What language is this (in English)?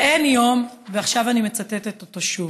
Hebrew